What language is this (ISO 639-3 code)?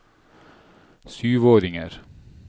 nor